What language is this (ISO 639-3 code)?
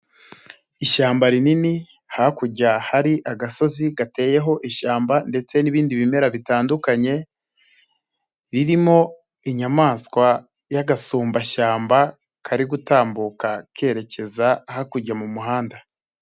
kin